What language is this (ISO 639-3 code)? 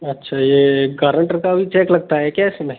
hin